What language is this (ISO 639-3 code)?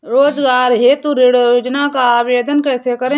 hin